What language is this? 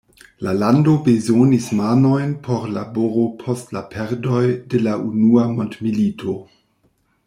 Esperanto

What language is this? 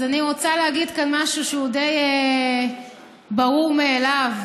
Hebrew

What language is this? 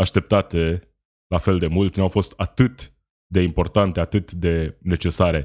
Romanian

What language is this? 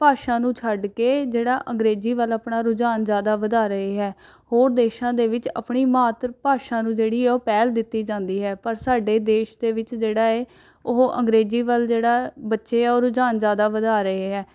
Punjabi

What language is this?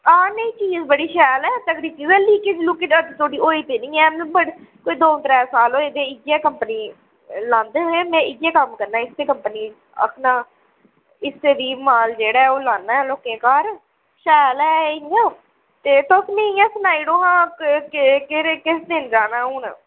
Dogri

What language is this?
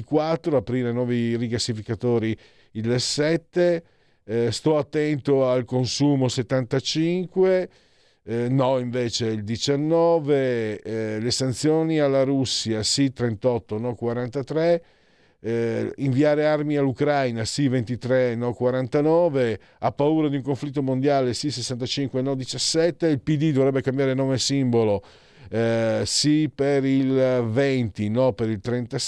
Italian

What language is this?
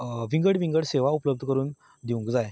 Konkani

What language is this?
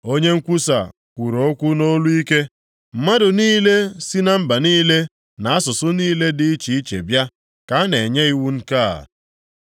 Igbo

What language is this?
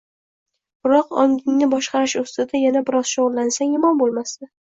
Uzbek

